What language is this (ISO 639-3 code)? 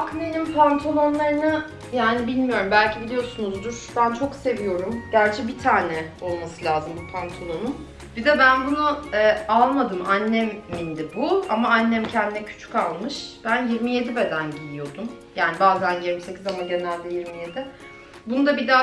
tur